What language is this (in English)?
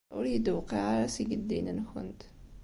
Kabyle